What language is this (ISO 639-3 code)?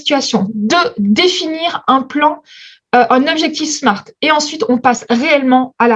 fra